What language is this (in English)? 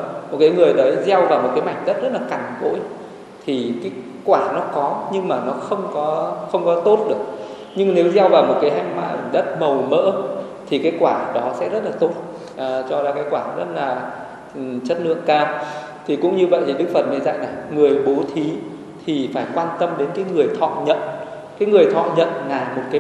Vietnamese